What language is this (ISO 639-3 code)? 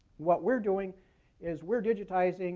eng